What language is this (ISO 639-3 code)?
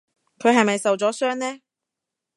yue